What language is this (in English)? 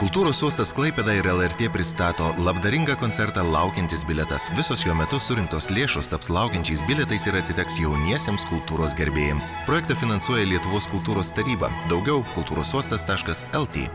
Lithuanian